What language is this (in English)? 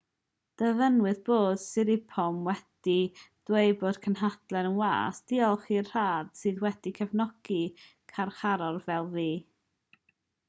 Welsh